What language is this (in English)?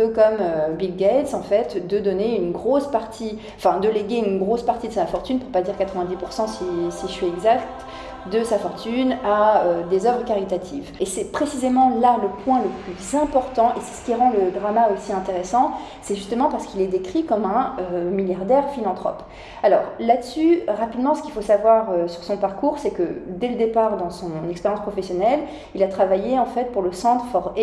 French